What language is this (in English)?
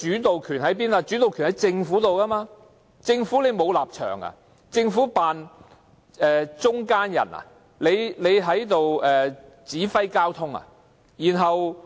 Cantonese